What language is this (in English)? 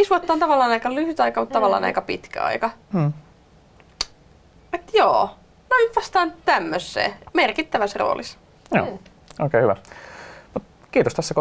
Finnish